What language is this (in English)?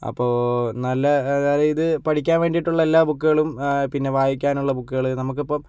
Malayalam